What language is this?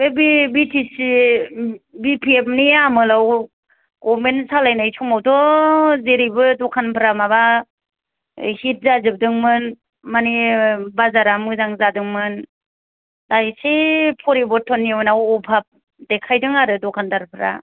Bodo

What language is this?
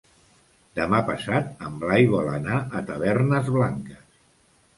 Catalan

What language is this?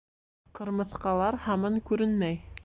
Bashkir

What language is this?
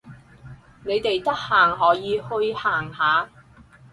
Cantonese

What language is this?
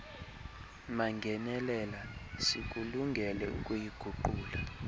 Xhosa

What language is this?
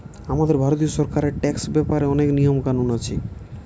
Bangla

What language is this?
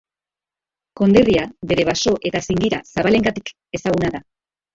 Basque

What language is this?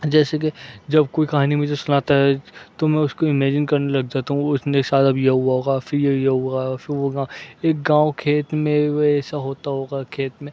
Urdu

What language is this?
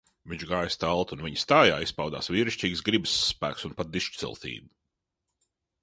Latvian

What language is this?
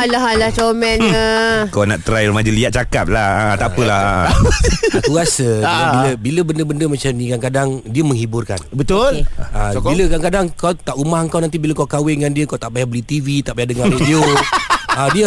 Malay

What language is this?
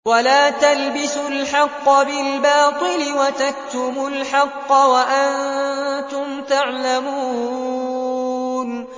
Arabic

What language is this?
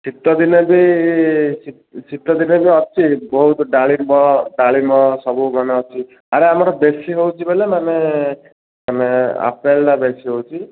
Odia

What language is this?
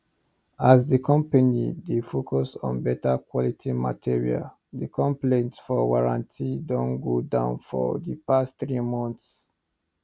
Nigerian Pidgin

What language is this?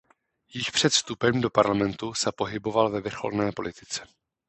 Czech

